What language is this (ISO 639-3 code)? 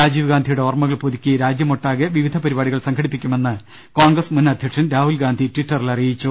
mal